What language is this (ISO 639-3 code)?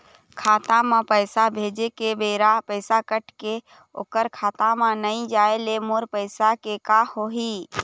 hne